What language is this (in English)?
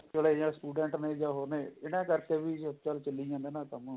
Punjabi